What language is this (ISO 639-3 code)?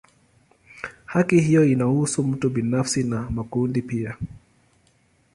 swa